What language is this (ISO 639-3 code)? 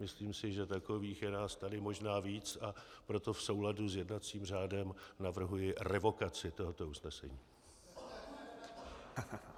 ces